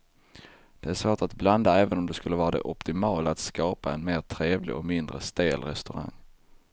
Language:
Swedish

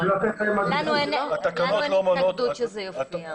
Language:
Hebrew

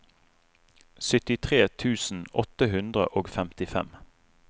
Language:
Norwegian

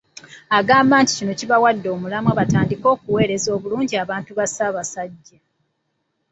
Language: Ganda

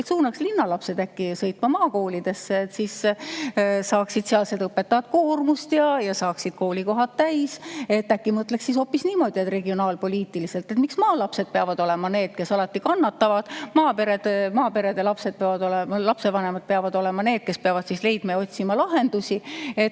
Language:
Estonian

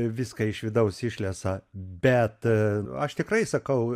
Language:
Lithuanian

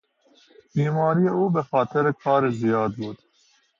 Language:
Persian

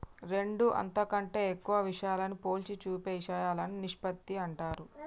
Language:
Telugu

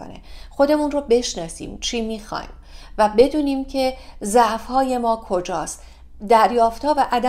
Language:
Persian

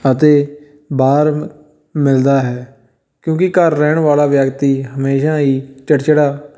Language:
Punjabi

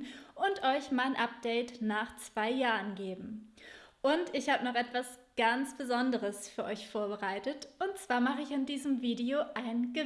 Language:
German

